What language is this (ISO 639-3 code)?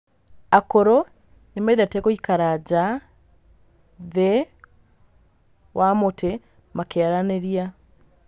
kik